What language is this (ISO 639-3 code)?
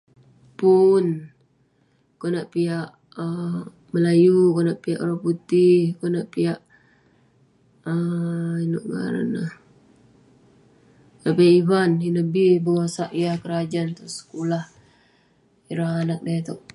pne